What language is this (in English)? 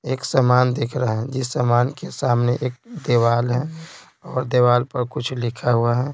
Hindi